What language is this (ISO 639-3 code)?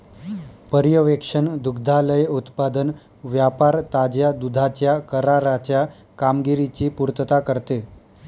mar